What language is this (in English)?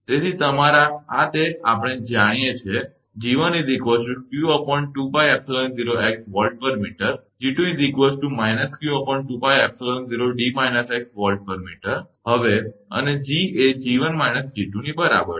Gujarati